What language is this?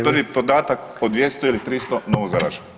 Croatian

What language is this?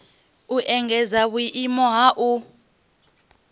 Venda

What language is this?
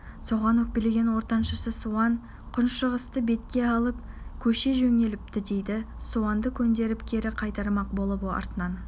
Kazakh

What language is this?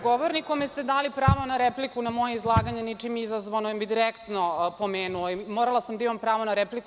Serbian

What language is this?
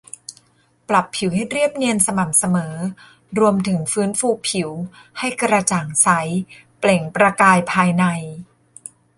Thai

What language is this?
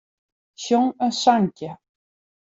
Western Frisian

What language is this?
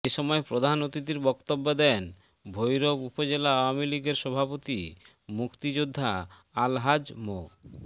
Bangla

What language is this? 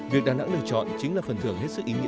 Vietnamese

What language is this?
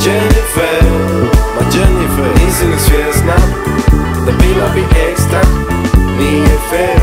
Romanian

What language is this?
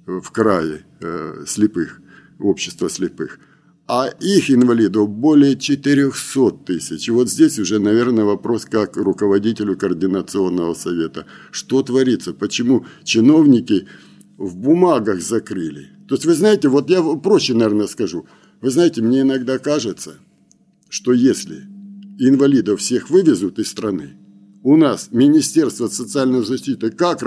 Russian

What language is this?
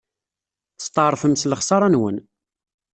Kabyle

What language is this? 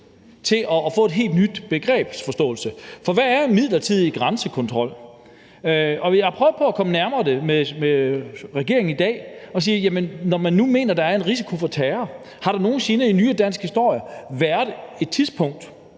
Danish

